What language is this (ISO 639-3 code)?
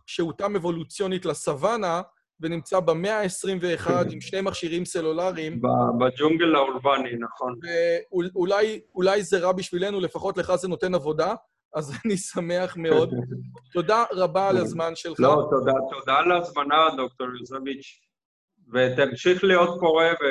heb